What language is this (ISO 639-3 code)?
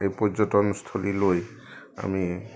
asm